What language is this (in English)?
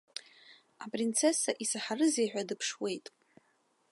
Abkhazian